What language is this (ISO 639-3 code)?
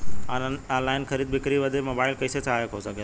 bho